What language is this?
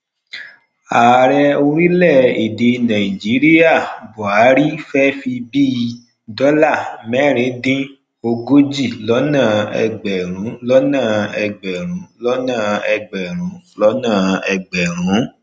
Yoruba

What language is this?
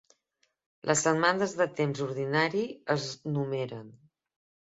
Catalan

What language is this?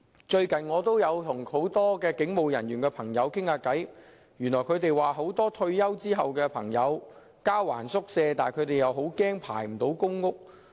Cantonese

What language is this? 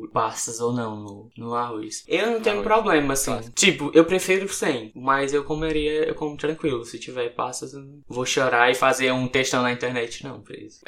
Portuguese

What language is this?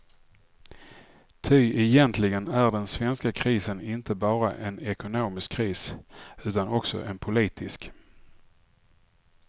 Swedish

